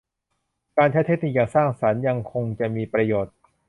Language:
Thai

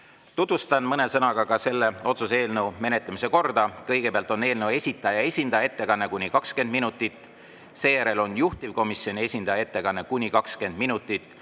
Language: Estonian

